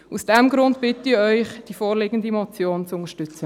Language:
Swiss German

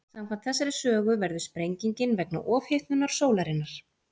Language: Icelandic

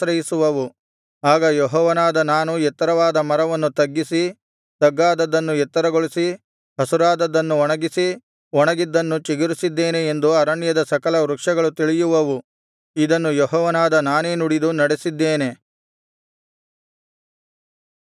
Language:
Kannada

